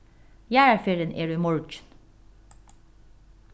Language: Faroese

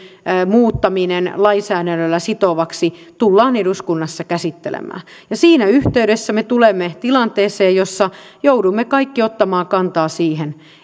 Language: Finnish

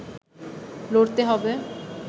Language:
Bangla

